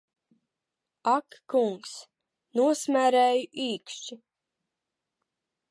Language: Latvian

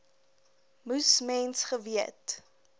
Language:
Afrikaans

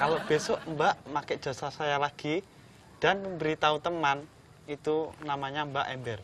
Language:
Indonesian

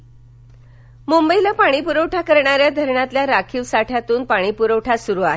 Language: Marathi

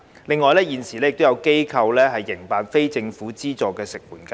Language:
Cantonese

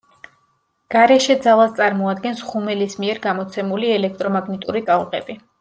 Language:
Georgian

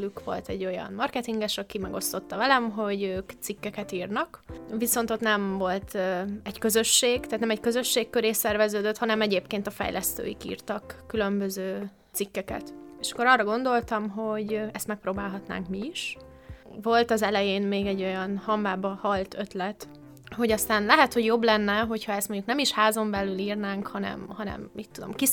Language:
Hungarian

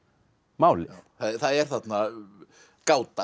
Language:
Icelandic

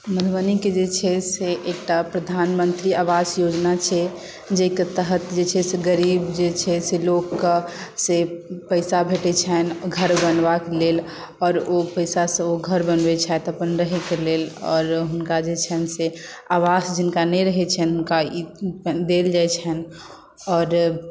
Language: Maithili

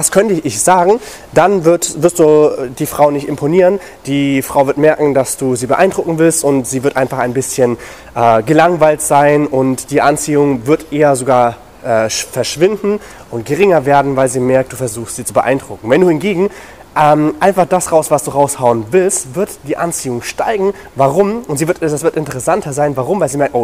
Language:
German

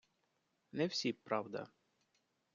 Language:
Ukrainian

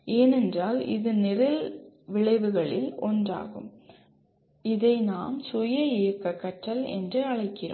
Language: Tamil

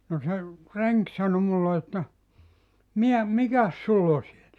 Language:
Finnish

